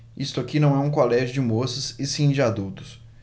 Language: Portuguese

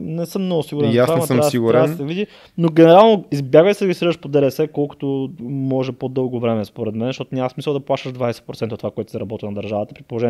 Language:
Bulgarian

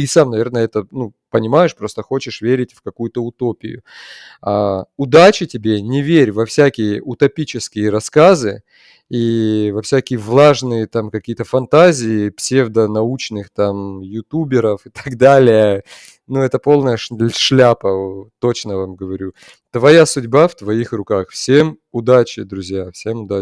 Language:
Russian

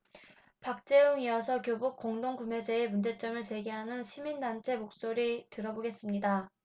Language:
Korean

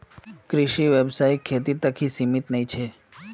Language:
Magahi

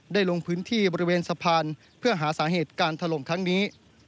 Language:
Thai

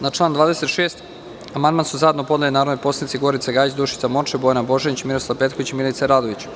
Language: Serbian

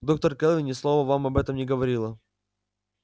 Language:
Russian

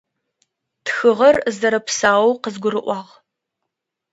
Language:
Adyghe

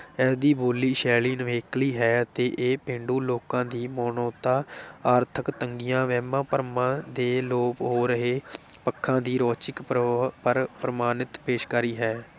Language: Punjabi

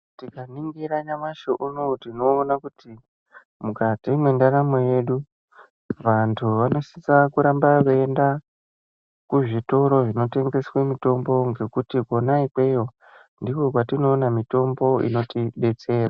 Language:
Ndau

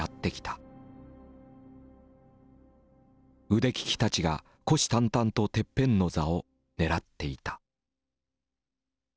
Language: Japanese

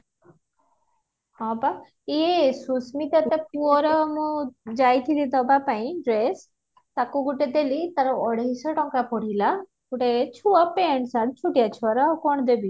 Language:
Odia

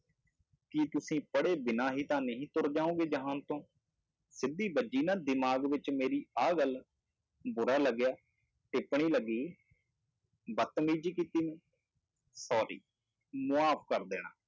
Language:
Punjabi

